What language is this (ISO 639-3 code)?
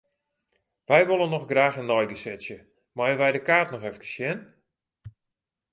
fry